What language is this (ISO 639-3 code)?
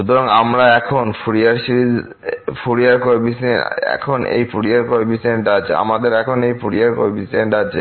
ben